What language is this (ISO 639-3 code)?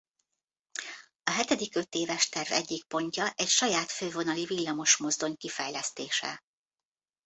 hun